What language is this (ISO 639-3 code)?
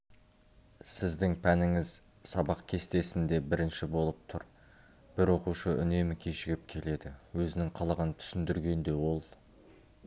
kaz